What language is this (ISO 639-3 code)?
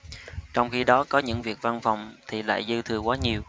vie